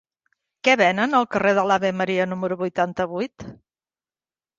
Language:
Catalan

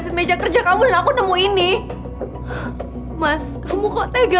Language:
Indonesian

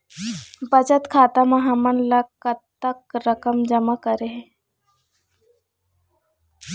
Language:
Chhattisgarhi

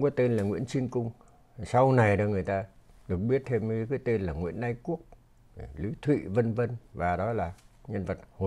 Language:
Vietnamese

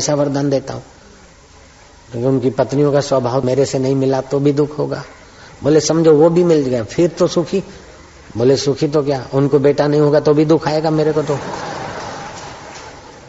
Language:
Hindi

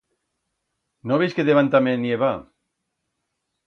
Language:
Aragonese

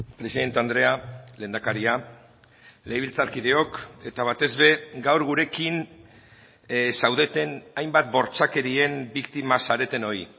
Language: Basque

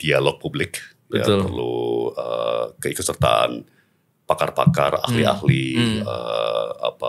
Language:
Indonesian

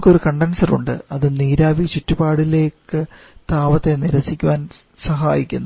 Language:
Malayalam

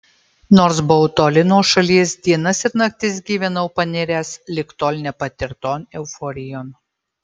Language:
Lithuanian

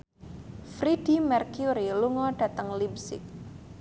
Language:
Javanese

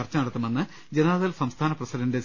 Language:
Malayalam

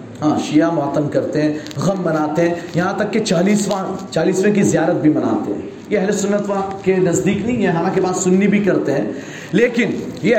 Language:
Urdu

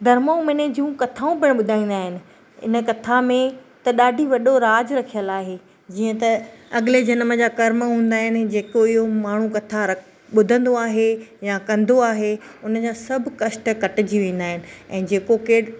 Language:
Sindhi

